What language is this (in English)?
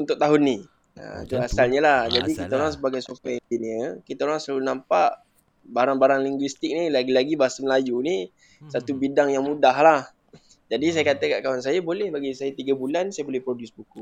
Malay